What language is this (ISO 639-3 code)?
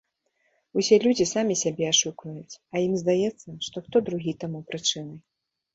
bel